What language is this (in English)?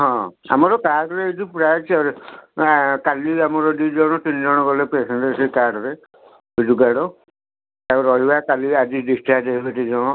Odia